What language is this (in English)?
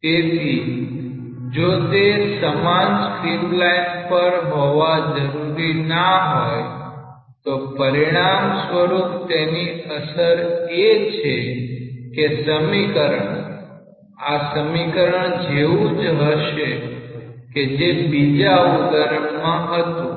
Gujarati